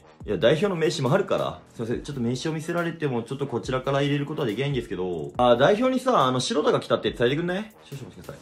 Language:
Japanese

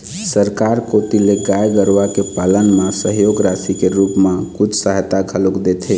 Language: Chhattisgarhi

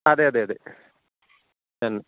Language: Malayalam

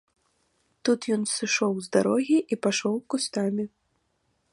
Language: Belarusian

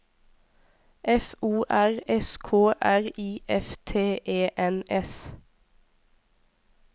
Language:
Norwegian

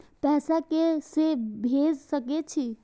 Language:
Maithili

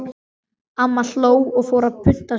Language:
Icelandic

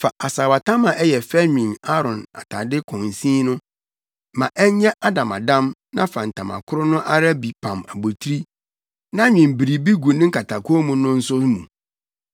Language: Akan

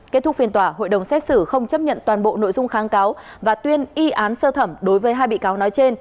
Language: Vietnamese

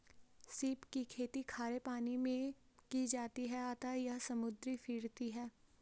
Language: Hindi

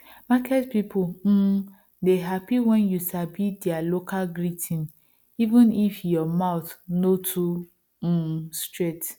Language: Nigerian Pidgin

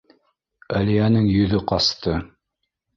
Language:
Bashkir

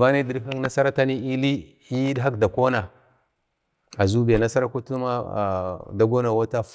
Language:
Bade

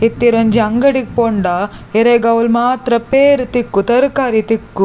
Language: Tulu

